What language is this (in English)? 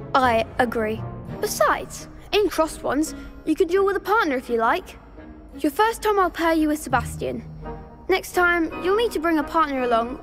English